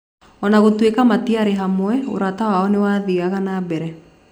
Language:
Kikuyu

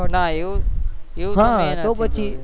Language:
Gujarati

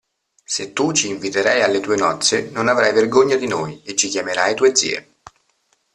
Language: Italian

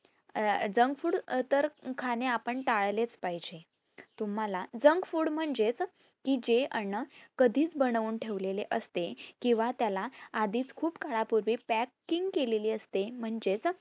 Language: Marathi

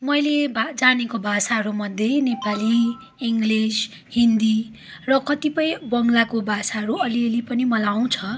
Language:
Nepali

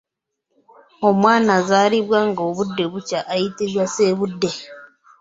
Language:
Ganda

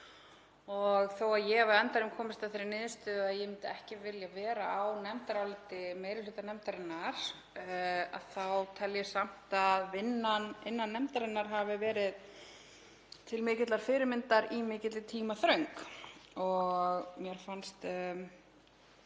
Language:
Icelandic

